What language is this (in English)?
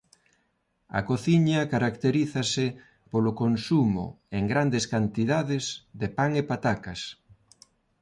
Galician